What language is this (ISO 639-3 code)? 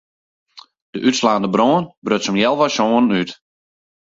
fry